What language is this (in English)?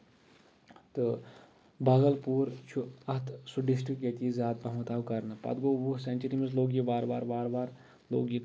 Kashmiri